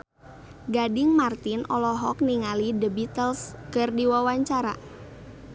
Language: Sundanese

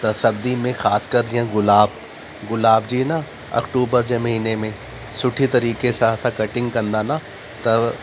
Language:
Sindhi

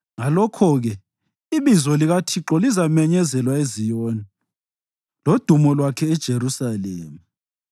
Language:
North Ndebele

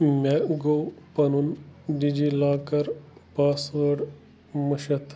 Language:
Kashmiri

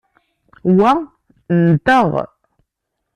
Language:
Kabyle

